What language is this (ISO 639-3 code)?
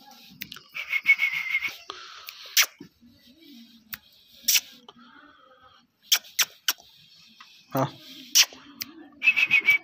ind